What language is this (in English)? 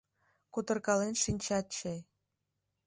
Mari